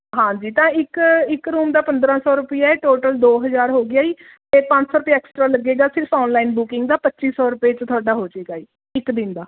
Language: Punjabi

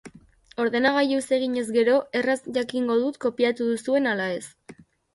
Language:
Basque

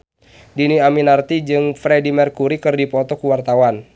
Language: Sundanese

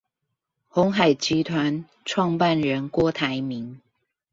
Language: Chinese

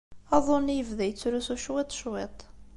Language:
Kabyle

